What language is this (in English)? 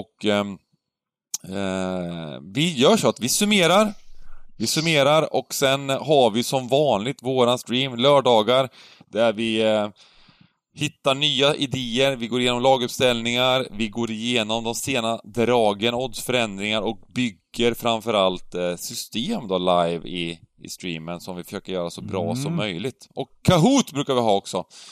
Swedish